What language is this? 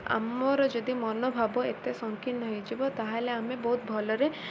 Odia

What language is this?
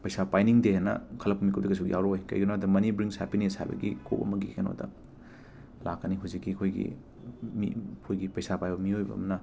Manipuri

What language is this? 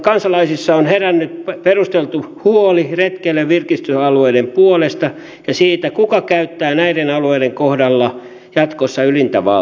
Finnish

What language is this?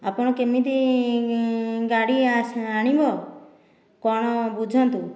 Odia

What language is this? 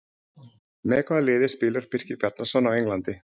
Icelandic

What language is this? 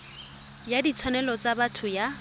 Tswana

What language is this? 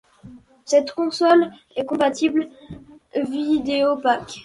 French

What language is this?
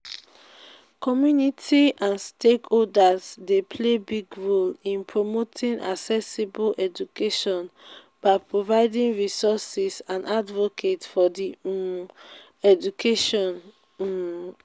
Nigerian Pidgin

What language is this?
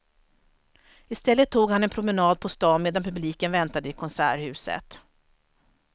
Swedish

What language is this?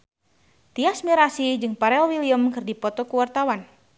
Sundanese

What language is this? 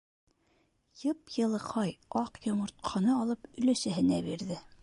Bashkir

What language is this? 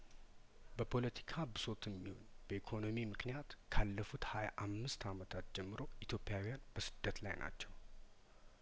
Amharic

